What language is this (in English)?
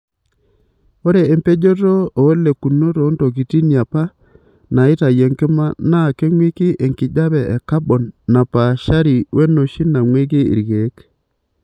Masai